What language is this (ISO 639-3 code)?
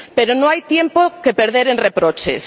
spa